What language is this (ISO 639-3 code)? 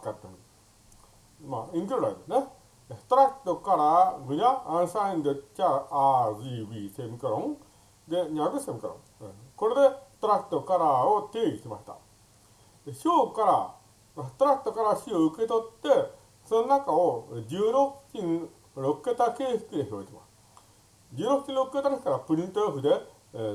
jpn